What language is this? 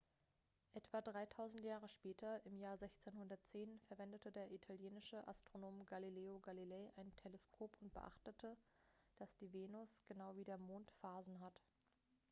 German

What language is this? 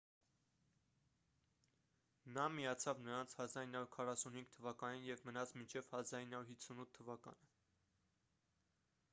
Armenian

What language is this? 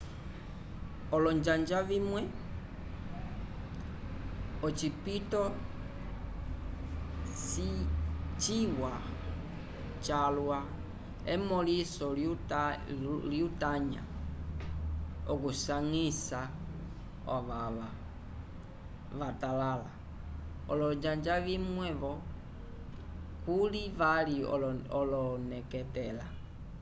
Umbundu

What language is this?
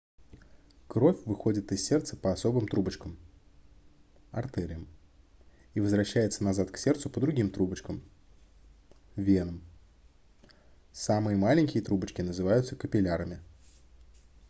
Russian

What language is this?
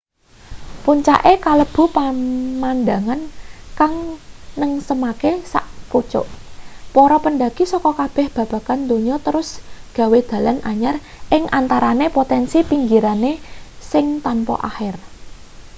Javanese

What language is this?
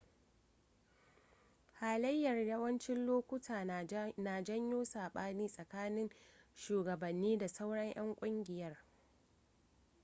Hausa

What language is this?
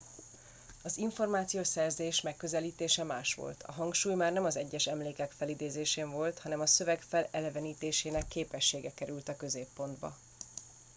Hungarian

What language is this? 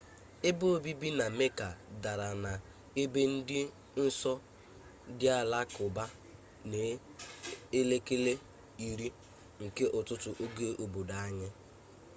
Igbo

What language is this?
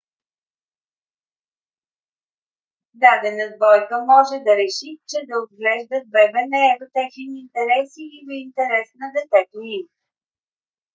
Bulgarian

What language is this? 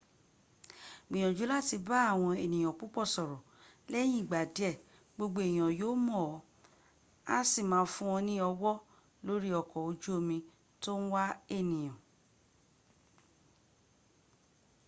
Yoruba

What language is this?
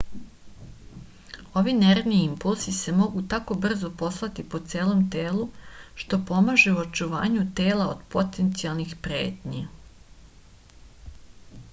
Serbian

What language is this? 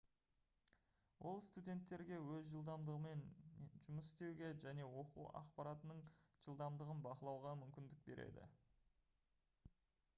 Kazakh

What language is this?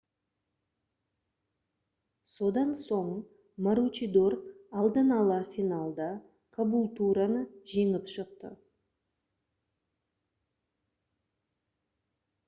Kazakh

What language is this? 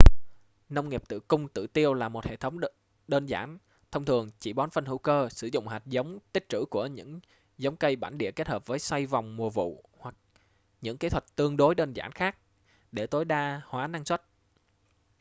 Vietnamese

